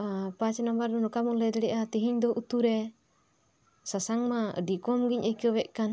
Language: Santali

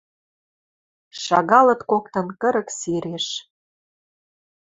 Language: Western Mari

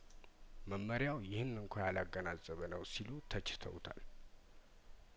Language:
Amharic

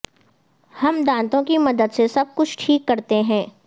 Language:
Urdu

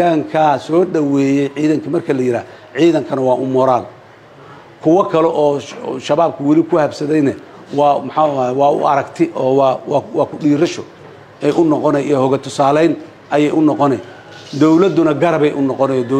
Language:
Arabic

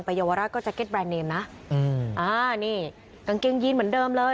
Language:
Thai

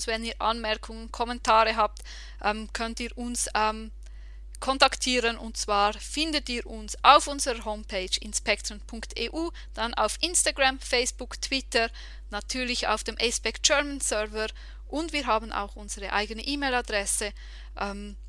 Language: German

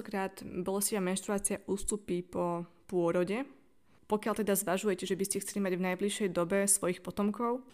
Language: Slovak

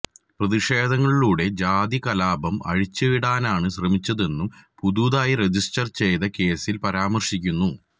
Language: Malayalam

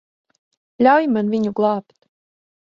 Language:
Latvian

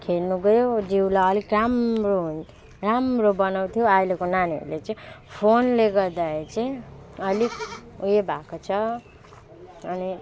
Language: Nepali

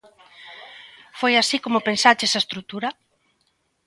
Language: Galician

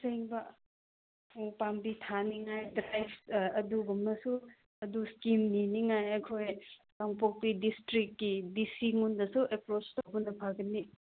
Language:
Manipuri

